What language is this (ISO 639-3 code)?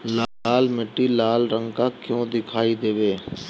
bho